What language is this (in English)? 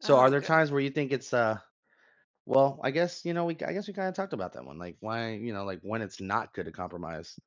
English